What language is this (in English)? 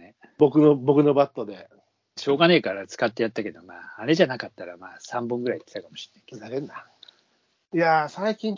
Japanese